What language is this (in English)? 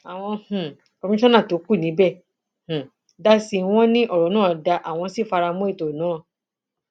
Yoruba